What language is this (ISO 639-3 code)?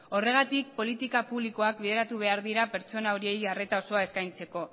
eus